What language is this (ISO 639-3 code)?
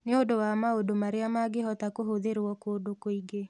kik